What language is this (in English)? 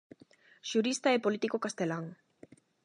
Galician